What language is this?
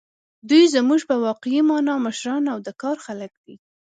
Pashto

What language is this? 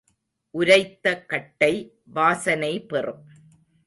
Tamil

